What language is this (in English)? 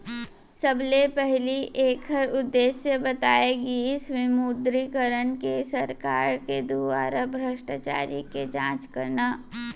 Chhattisgarhi